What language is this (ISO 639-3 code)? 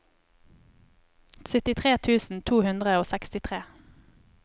nor